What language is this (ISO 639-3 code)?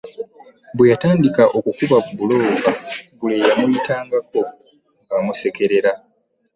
lug